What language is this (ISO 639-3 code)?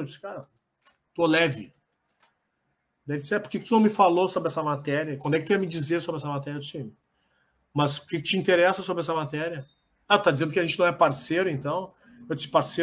por